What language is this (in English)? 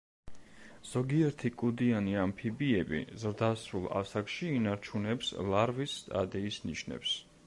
Georgian